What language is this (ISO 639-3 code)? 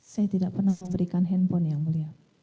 ind